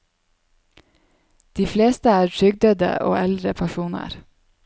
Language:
Norwegian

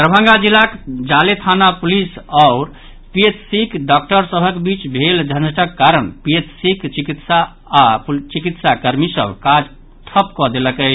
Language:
Maithili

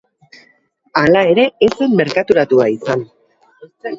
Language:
Basque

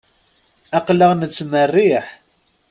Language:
Kabyle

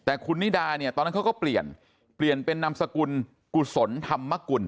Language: Thai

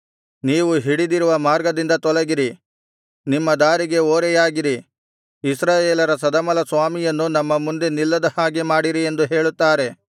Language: Kannada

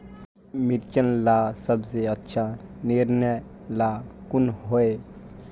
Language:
Magahi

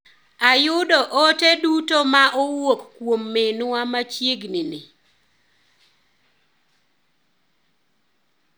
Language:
Luo (Kenya and Tanzania)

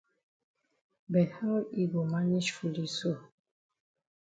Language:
Cameroon Pidgin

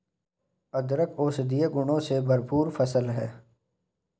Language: Hindi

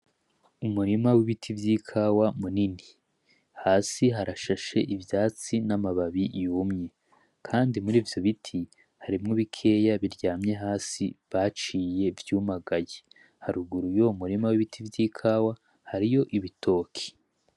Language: Rundi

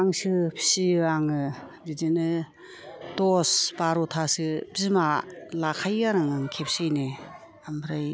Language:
Bodo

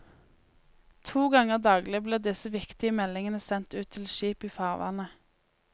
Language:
Norwegian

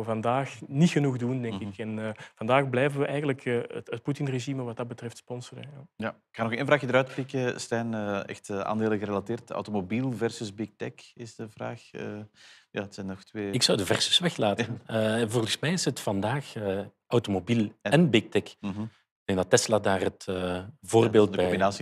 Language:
Dutch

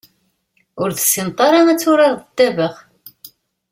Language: Kabyle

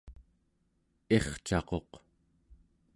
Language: Central Yupik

